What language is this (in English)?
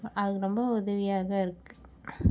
Tamil